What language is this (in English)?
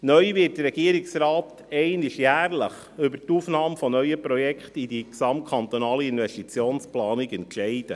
Swiss German